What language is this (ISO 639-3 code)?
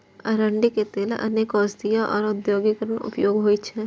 mai